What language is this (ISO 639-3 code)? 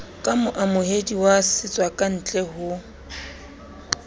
sot